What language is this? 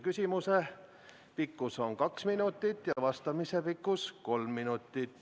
Estonian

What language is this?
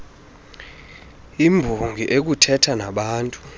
Xhosa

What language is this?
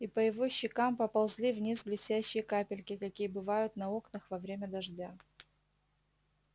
Russian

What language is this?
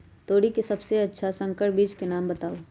Magahi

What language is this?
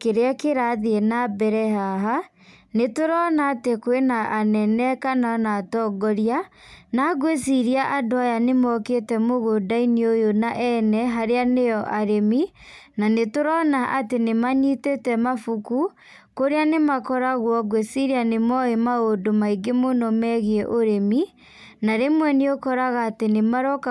Kikuyu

